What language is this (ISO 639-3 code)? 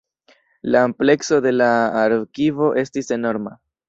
epo